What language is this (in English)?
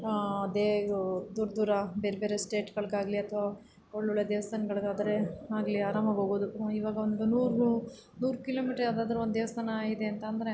Kannada